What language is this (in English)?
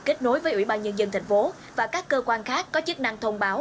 Vietnamese